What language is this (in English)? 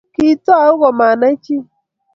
Kalenjin